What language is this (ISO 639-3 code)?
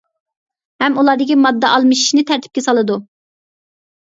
uig